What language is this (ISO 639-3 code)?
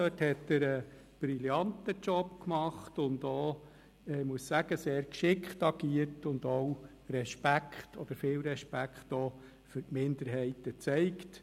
gsw